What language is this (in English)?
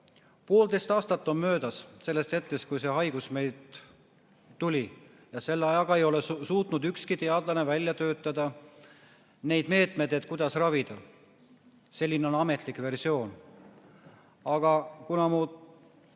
Estonian